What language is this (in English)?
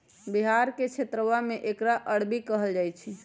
Magahi